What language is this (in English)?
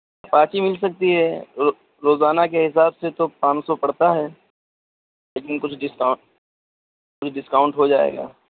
Urdu